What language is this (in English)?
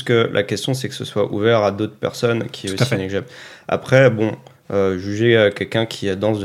French